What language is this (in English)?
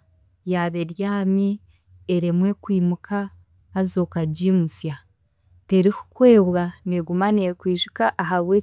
Chiga